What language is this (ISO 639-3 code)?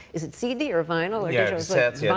eng